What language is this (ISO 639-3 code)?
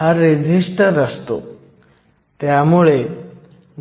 mar